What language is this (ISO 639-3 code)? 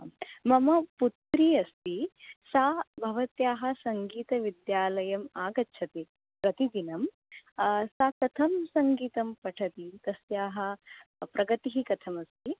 san